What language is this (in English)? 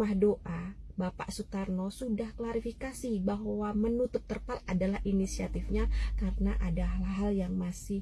Indonesian